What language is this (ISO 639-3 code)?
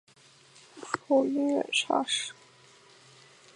zho